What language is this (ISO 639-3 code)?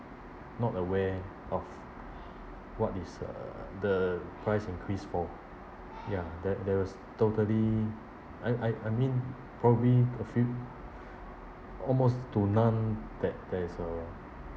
eng